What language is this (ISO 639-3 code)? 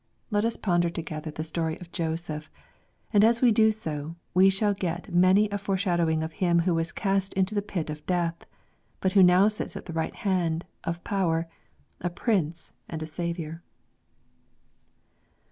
eng